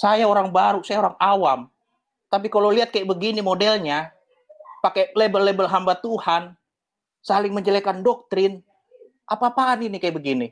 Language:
Indonesian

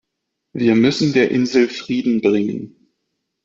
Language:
German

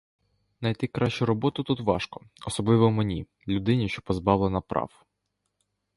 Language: Ukrainian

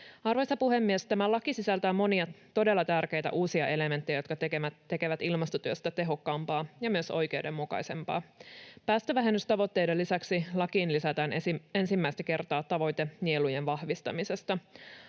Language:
Finnish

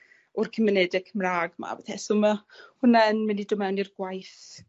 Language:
Welsh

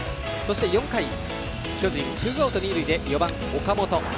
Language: Japanese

